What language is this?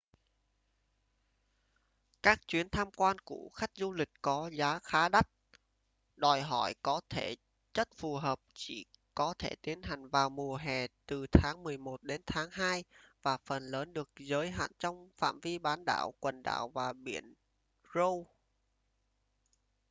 Vietnamese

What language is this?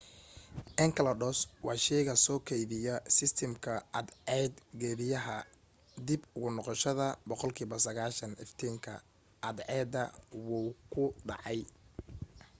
Somali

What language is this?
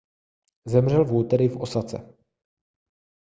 Czech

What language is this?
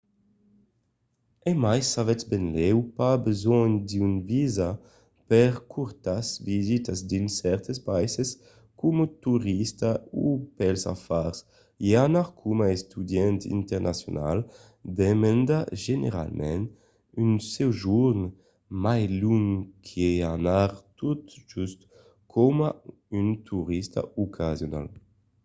Occitan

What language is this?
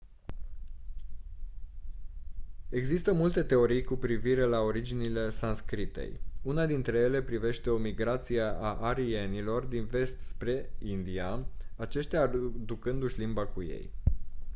Romanian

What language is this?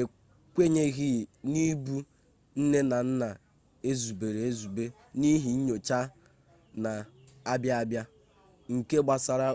Igbo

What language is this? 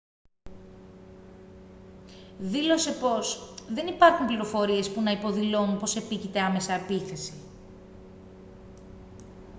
Greek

